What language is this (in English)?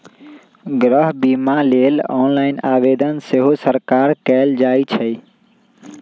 Magahi